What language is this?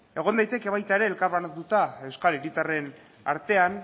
Basque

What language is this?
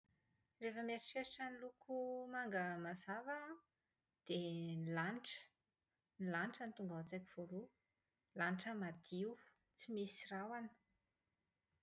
Malagasy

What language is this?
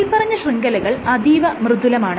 Malayalam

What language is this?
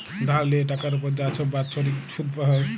Bangla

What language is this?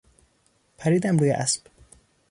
Persian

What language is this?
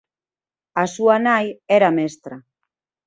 Galician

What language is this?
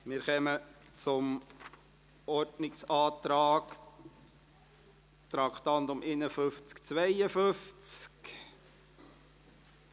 Swiss German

